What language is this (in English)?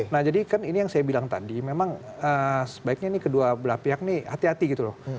Indonesian